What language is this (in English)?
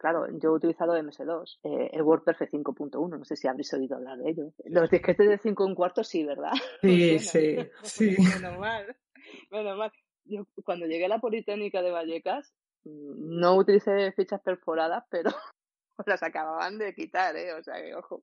Spanish